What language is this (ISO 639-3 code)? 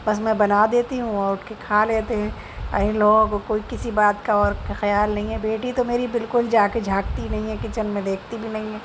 urd